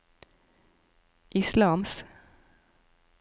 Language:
Norwegian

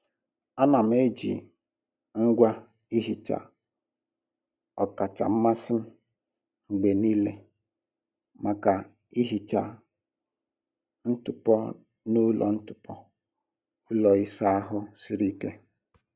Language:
Igbo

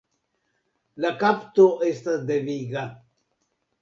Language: Esperanto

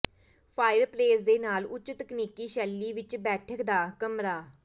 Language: Punjabi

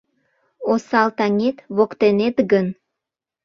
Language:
Mari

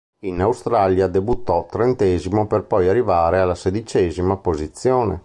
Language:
Italian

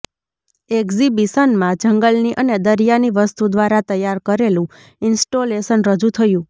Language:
Gujarati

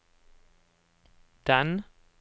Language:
Norwegian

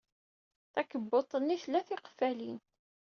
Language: Kabyle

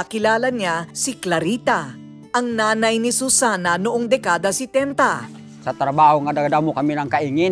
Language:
Filipino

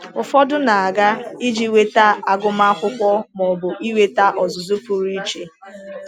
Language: Igbo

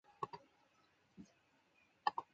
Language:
Chinese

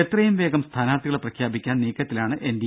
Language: Malayalam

